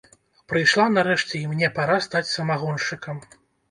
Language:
Belarusian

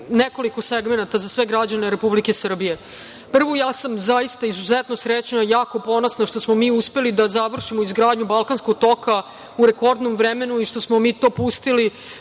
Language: Serbian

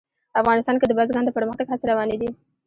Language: Pashto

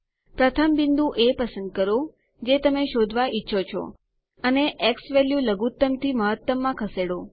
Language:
Gujarati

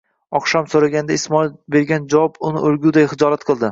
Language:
Uzbek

